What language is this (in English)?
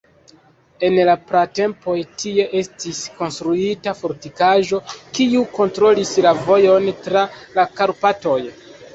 Esperanto